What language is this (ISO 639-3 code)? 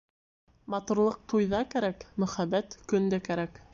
bak